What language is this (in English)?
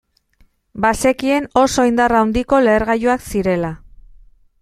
Basque